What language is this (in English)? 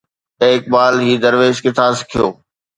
Sindhi